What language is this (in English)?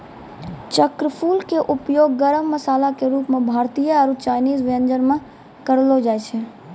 Maithili